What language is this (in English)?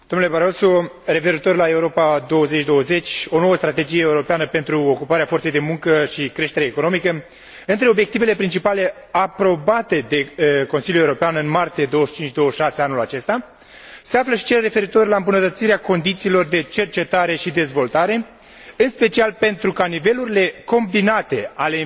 Romanian